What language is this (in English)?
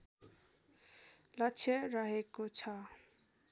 Nepali